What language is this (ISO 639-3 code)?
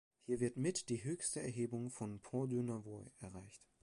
deu